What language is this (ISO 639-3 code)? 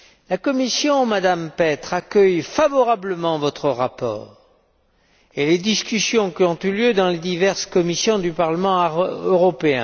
fra